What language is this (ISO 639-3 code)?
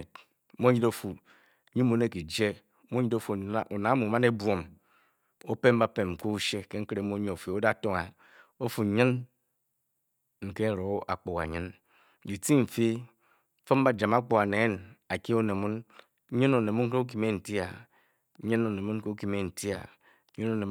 bky